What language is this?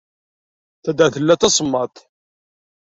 Kabyle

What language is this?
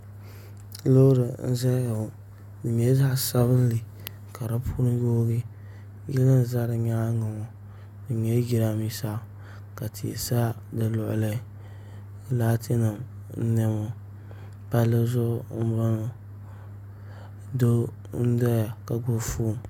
Dagbani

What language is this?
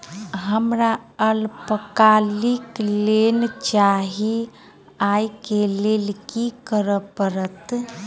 Maithili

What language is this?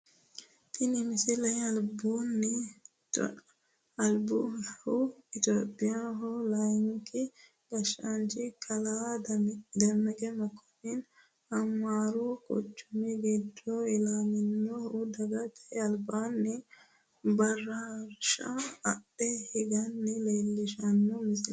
Sidamo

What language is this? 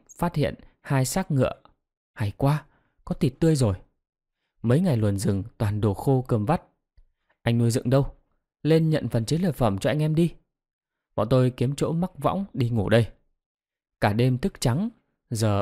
Vietnamese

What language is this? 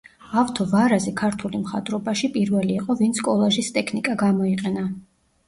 Georgian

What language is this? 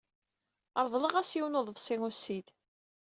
Kabyle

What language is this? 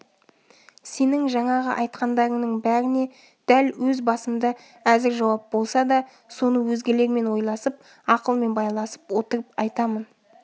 Kazakh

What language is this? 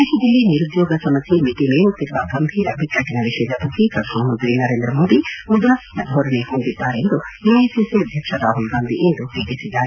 Kannada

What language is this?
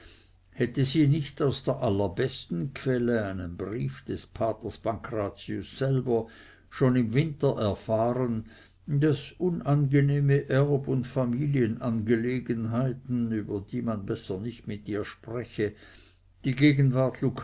German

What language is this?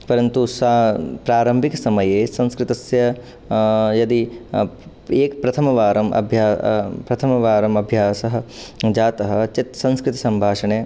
Sanskrit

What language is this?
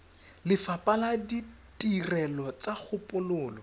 Tswana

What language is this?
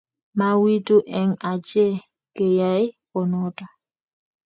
Kalenjin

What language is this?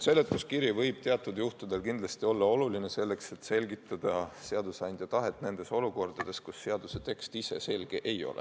Estonian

